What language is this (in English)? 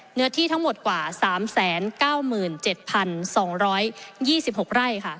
Thai